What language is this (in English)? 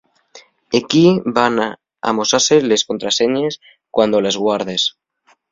Asturian